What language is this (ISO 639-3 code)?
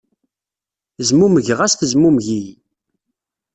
kab